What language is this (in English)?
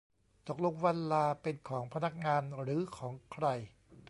Thai